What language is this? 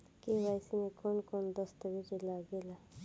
Bhojpuri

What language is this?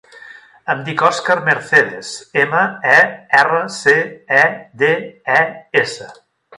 Catalan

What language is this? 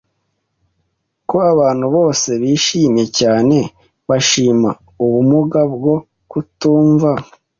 Kinyarwanda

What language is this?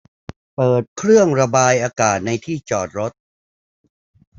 Thai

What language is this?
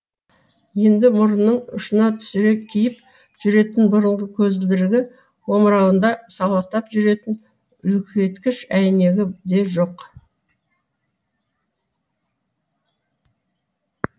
Kazakh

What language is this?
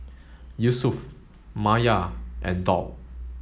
English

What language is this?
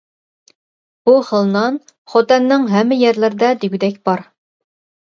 Uyghur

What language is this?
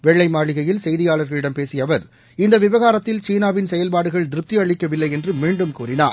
Tamil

